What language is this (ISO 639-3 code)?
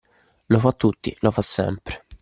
ita